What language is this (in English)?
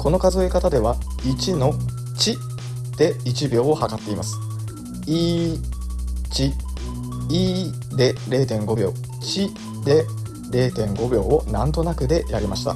Japanese